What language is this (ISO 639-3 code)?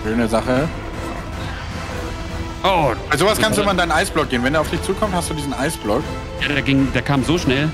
deu